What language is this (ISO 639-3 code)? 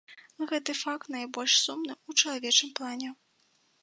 bel